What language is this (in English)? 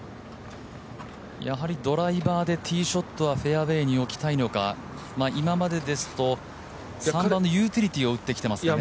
Japanese